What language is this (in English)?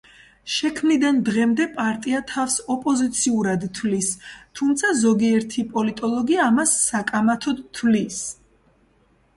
Georgian